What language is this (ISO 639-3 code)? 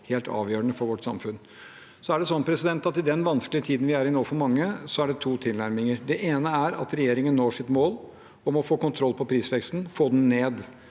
nor